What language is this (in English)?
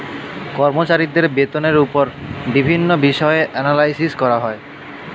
Bangla